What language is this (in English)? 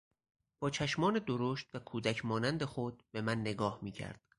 Persian